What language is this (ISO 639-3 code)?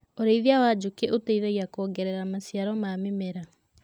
kik